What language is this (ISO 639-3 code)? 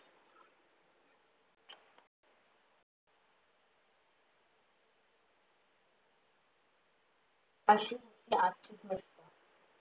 mar